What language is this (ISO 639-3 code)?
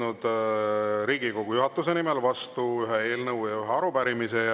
est